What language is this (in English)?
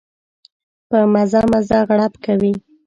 Pashto